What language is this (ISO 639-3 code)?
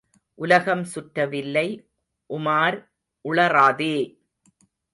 tam